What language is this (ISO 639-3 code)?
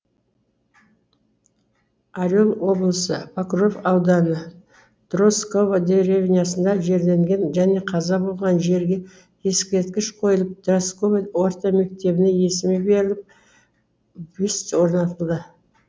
kaz